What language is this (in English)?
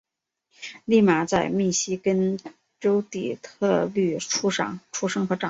Chinese